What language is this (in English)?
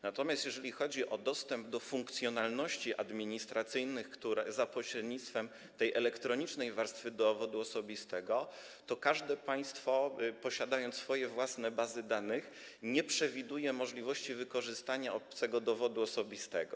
Polish